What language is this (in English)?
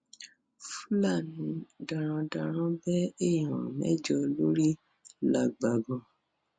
Yoruba